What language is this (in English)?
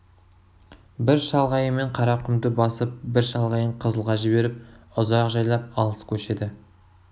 Kazakh